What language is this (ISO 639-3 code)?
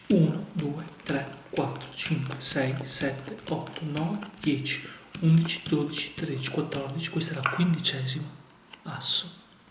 ita